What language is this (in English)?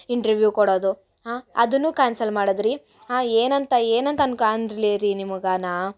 Kannada